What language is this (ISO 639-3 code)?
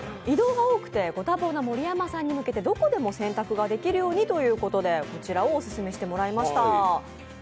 jpn